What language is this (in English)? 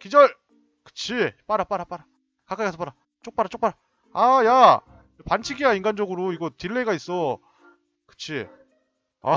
Korean